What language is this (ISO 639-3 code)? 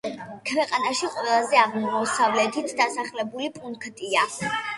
kat